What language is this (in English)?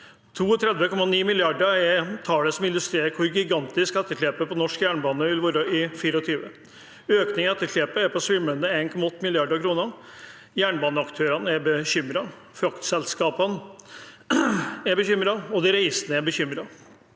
Norwegian